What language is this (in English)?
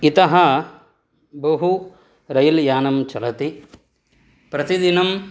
Sanskrit